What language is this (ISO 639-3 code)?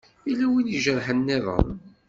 kab